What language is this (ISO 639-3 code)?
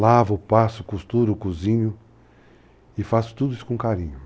por